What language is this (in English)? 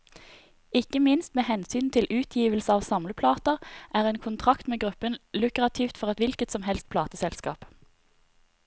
Norwegian